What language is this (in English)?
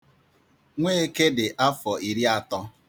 Igbo